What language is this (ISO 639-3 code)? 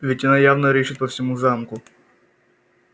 rus